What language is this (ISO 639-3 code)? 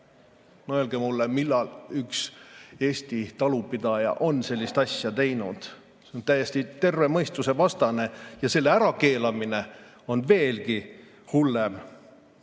est